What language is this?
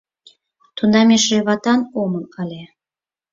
Mari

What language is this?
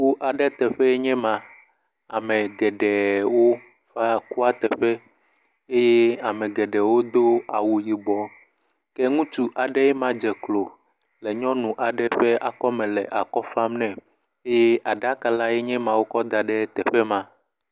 Ewe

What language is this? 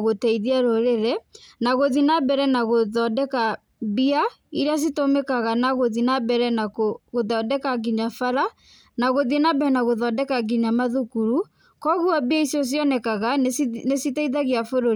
Kikuyu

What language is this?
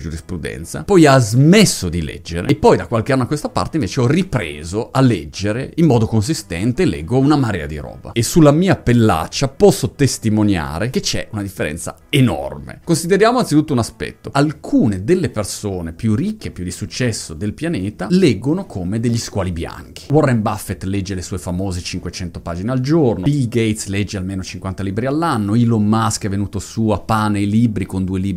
Italian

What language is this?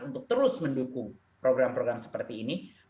Indonesian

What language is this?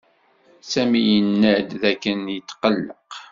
Kabyle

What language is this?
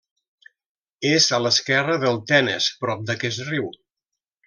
Catalan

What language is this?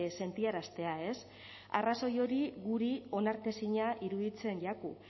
Basque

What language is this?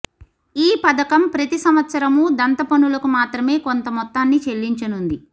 Telugu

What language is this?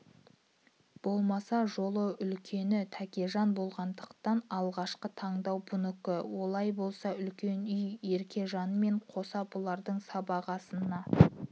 Kazakh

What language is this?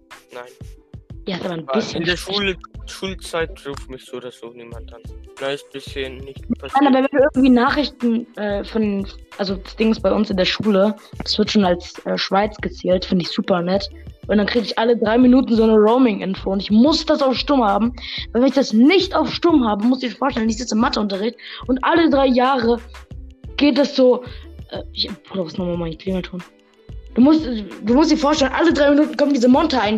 German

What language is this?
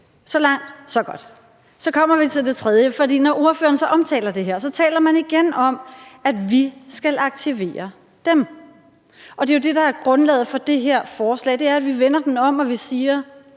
Danish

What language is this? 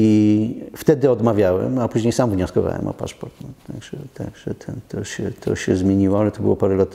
Polish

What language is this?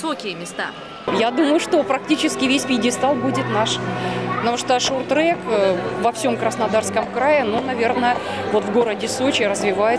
Russian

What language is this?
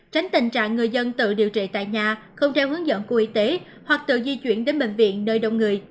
Vietnamese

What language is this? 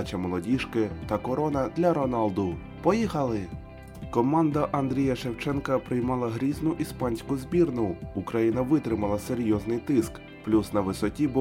Ukrainian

